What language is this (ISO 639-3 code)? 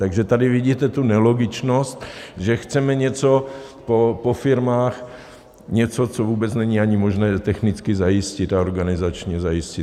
ces